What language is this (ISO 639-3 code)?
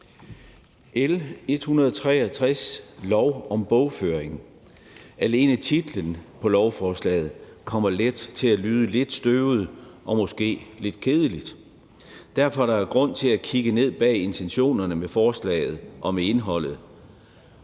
dan